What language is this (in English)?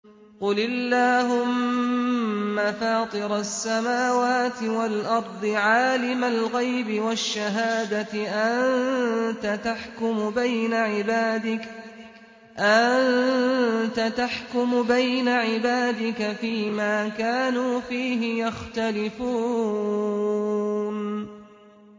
Arabic